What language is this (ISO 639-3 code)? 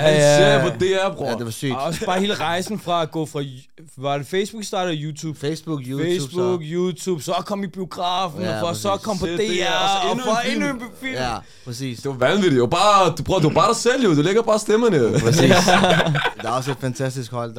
dan